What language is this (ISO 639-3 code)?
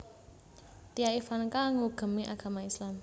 jav